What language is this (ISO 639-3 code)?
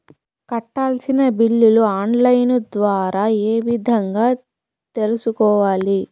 tel